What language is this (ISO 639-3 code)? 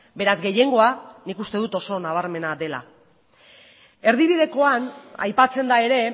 eus